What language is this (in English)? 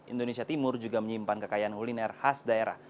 Indonesian